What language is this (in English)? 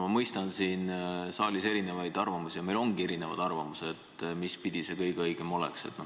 Estonian